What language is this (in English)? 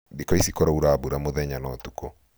Kikuyu